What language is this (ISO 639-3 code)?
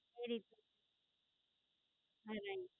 guj